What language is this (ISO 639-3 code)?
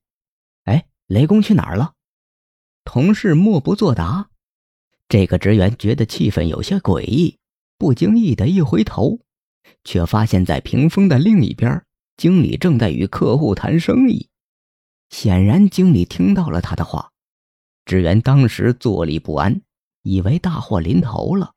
zho